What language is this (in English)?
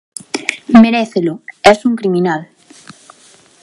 Galician